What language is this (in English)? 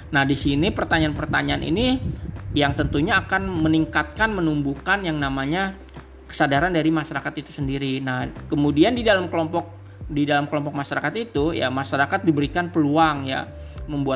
Indonesian